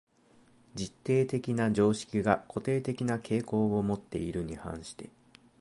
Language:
Japanese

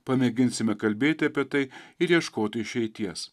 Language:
Lithuanian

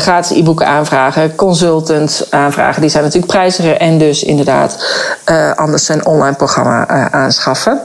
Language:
Dutch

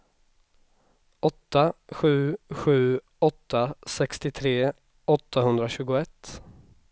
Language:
Swedish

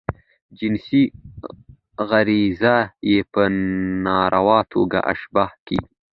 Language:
Pashto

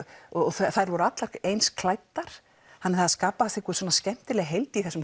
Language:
Icelandic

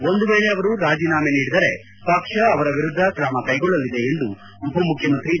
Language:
Kannada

